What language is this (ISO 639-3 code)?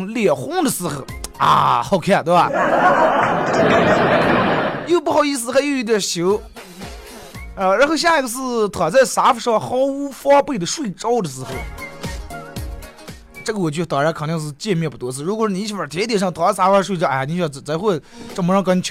zho